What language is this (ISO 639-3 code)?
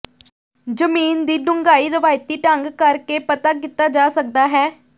pan